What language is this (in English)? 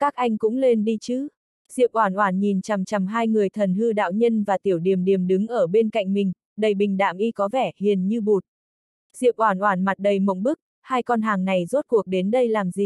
Vietnamese